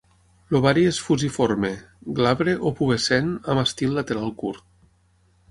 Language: Catalan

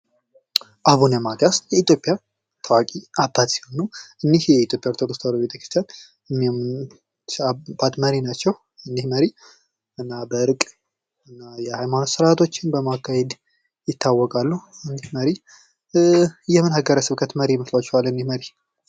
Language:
Amharic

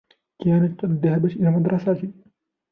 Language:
Arabic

